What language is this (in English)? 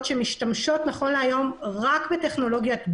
Hebrew